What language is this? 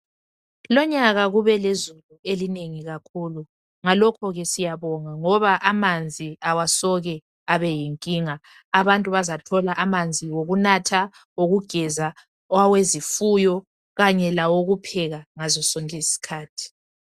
North Ndebele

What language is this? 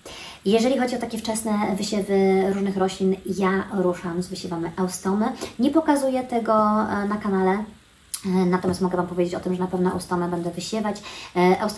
Polish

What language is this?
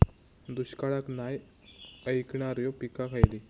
Marathi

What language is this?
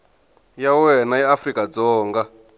Tsonga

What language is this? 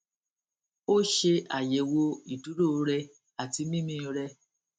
Yoruba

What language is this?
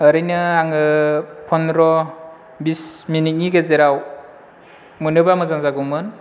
Bodo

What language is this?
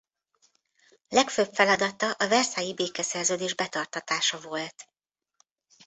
Hungarian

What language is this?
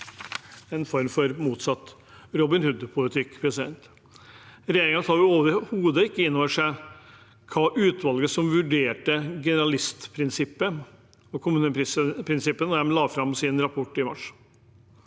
Norwegian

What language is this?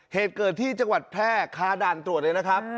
Thai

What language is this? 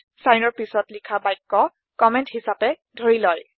Assamese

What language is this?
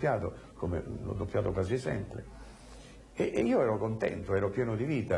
Italian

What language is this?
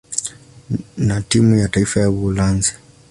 Swahili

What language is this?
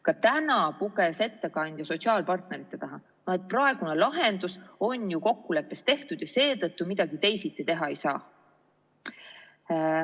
Estonian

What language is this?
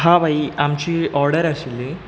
Konkani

